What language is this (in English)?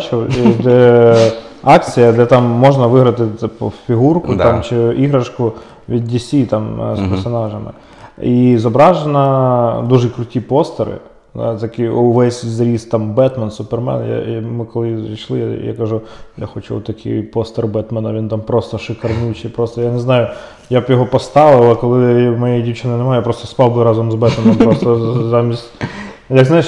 Ukrainian